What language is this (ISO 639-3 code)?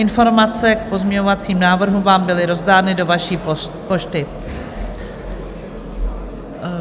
ces